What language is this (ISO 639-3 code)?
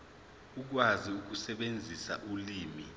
zul